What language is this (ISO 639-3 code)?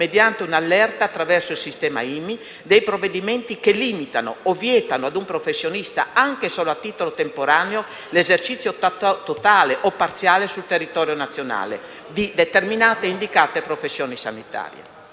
ita